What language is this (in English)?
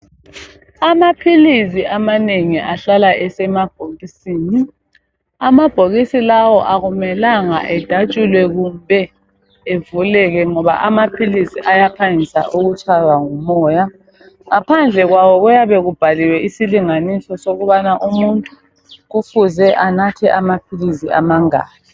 North Ndebele